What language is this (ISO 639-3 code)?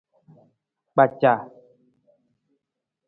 nmz